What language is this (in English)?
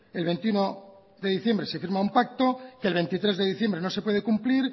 Spanish